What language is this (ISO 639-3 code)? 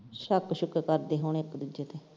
pan